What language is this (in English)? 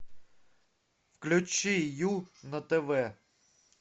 Russian